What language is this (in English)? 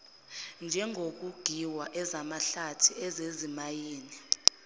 Zulu